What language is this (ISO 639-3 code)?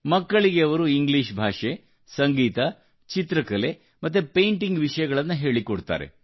kan